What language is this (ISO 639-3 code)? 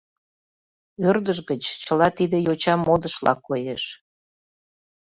chm